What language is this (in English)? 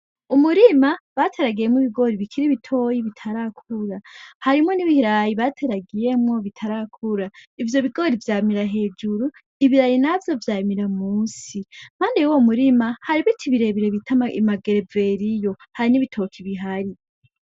Rundi